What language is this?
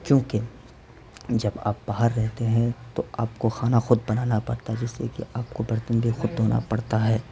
Urdu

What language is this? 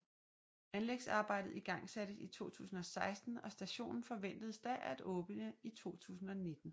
Danish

